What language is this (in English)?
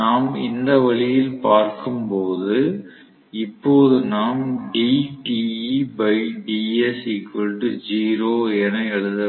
Tamil